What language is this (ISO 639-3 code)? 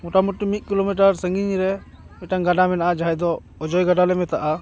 sat